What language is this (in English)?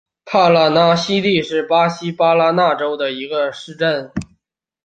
Chinese